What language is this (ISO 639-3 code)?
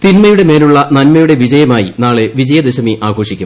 mal